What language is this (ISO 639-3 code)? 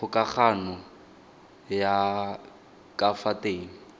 tsn